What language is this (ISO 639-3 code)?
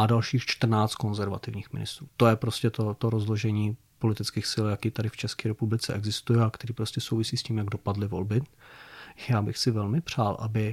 ces